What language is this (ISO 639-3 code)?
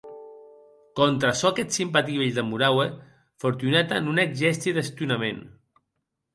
oci